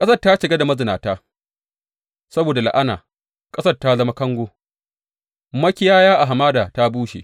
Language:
Hausa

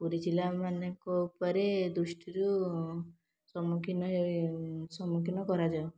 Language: Odia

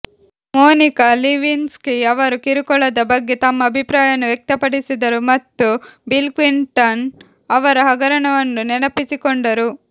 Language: Kannada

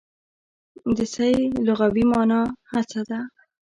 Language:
Pashto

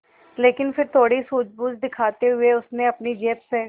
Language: Hindi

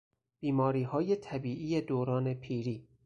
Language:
Persian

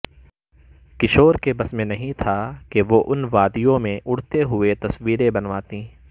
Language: Urdu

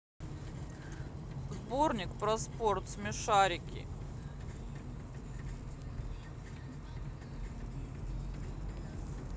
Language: Russian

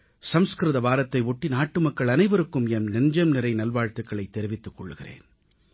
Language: Tamil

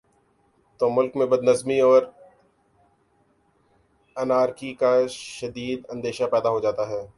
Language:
Urdu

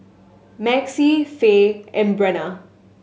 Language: English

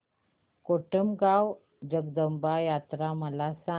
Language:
Marathi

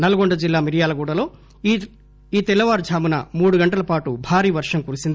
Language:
Telugu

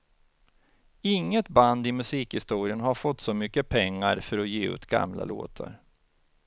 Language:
Swedish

